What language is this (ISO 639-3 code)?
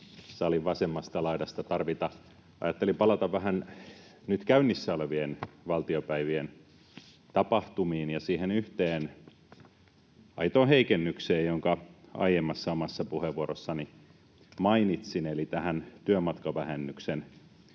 fin